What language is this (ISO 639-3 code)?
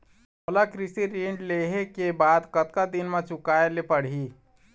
hne